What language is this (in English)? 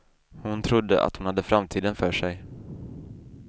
Swedish